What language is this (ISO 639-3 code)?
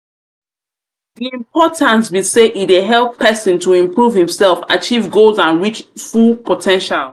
pcm